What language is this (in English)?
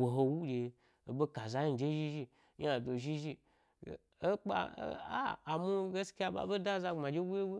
Gbari